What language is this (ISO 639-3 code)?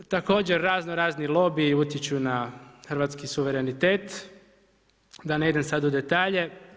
hrv